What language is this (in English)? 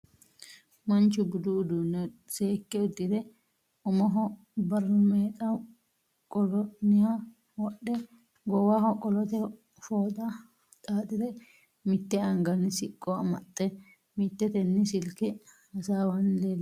Sidamo